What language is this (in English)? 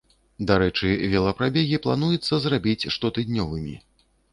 Belarusian